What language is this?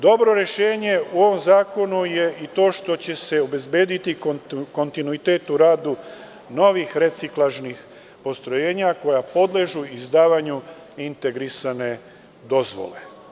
Serbian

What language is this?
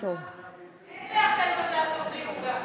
Hebrew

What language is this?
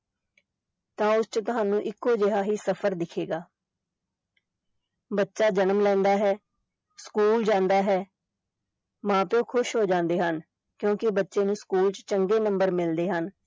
Punjabi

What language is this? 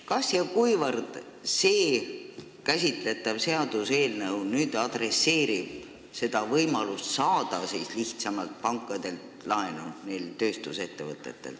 Estonian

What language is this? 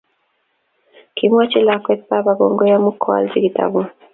Kalenjin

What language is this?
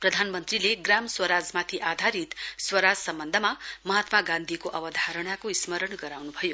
Nepali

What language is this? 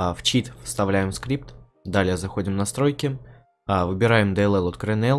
Russian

